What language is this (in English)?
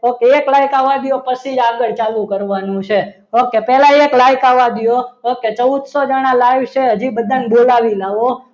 Gujarati